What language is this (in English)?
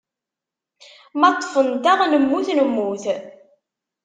Kabyle